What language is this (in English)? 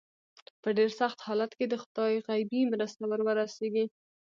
Pashto